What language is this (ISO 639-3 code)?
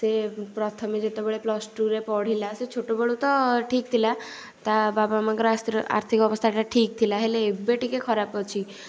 ori